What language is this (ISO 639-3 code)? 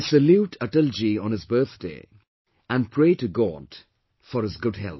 eng